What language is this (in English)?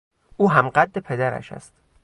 Persian